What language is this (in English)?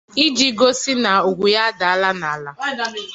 Igbo